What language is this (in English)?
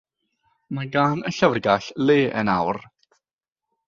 Welsh